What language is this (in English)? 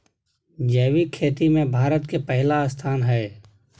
Maithili